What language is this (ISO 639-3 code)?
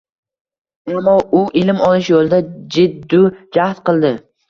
uzb